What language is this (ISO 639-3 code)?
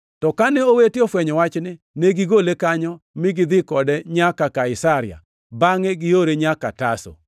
luo